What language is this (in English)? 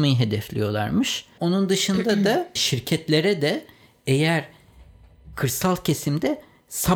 Turkish